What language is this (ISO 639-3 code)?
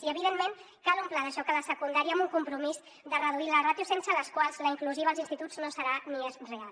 cat